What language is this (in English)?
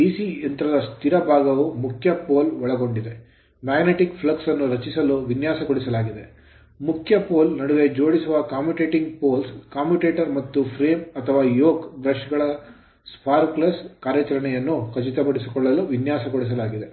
Kannada